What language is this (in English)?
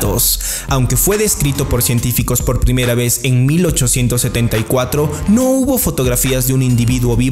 Spanish